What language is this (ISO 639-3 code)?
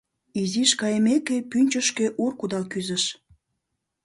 chm